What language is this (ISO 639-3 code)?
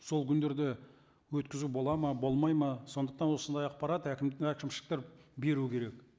kaz